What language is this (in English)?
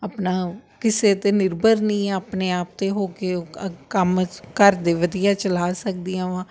Punjabi